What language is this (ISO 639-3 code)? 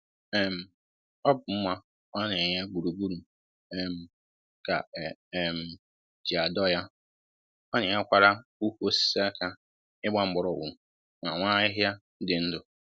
ibo